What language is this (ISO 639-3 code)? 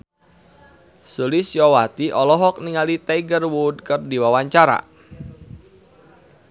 sun